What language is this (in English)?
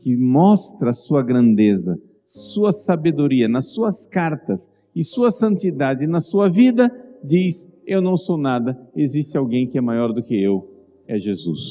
Portuguese